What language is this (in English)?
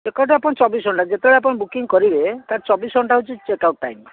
Odia